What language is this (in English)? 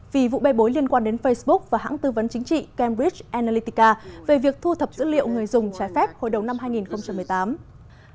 Vietnamese